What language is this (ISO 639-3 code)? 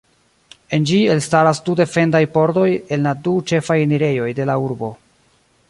epo